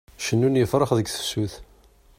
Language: Kabyle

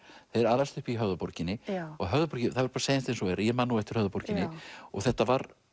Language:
Icelandic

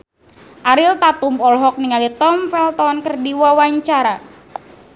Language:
Sundanese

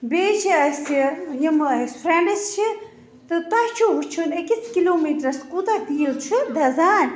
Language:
Kashmiri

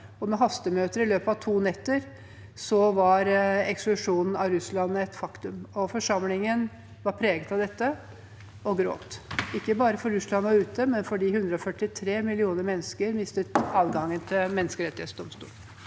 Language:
Norwegian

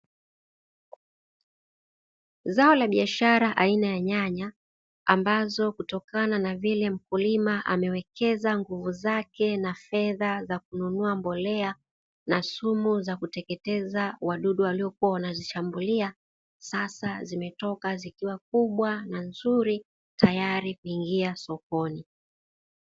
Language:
Swahili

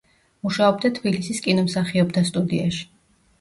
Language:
Georgian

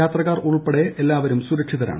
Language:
Malayalam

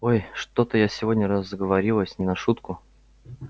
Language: Russian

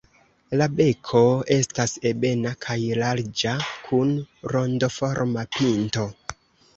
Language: Esperanto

